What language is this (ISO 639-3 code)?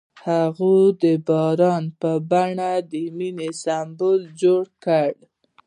pus